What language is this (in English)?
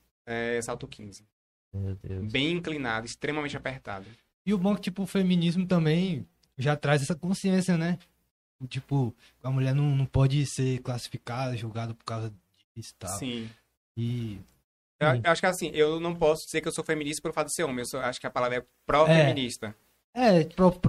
Portuguese